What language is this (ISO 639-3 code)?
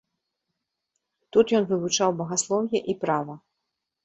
bel